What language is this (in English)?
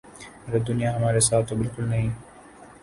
Urdu